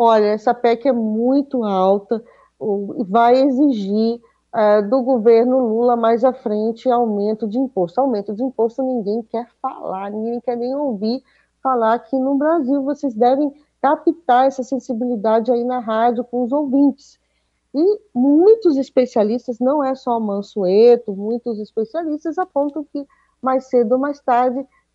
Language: Portuguese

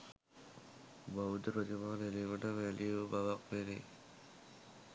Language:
Sinhala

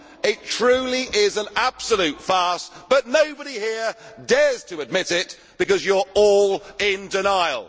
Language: English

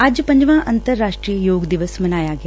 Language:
Punjabi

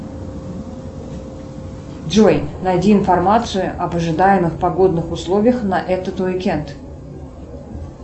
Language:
Russian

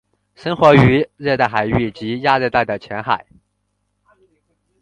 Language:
Chinese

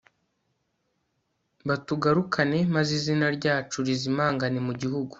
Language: Kinyarwanda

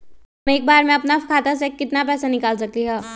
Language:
Magahi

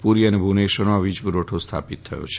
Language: Gujarati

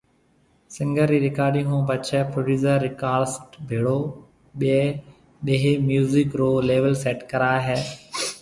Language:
Marwari (Pakistan)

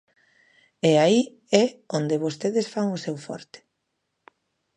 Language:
Galician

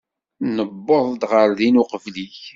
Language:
Kabyle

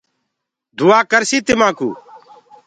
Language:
Gurgula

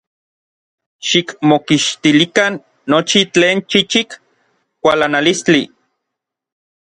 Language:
Orizaba Nahuatl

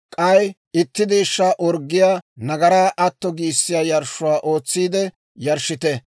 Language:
Dawro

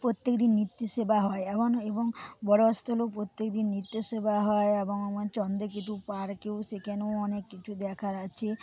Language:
Bangla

